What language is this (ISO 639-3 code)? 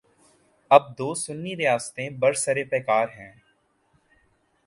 urd